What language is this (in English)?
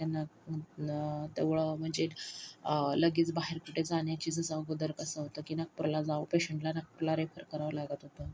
Marathi